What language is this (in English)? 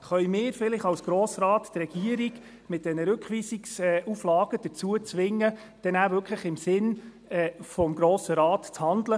Swiss German